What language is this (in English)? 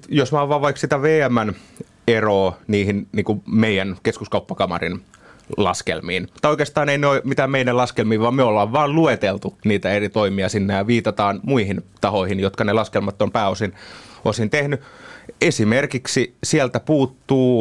Finnish